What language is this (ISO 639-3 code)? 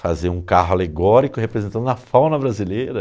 por